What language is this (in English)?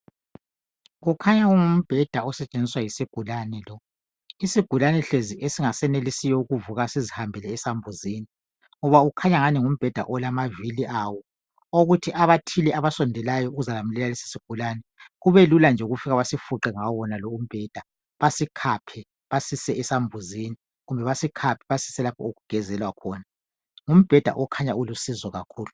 North Ndebele